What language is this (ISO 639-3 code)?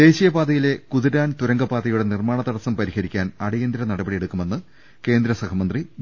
mal